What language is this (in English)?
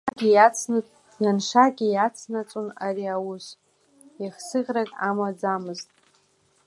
Abkhazian